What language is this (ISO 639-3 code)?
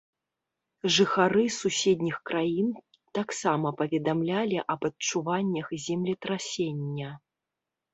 bel